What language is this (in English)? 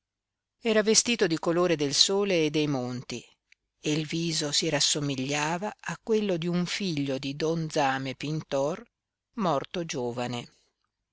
Italian